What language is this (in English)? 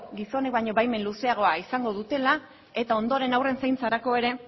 Basque